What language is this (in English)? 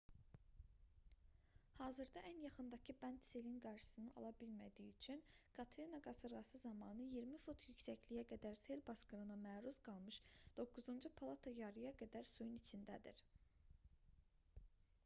Azerbaijani